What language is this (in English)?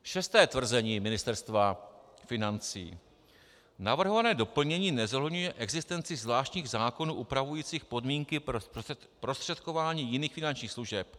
Czech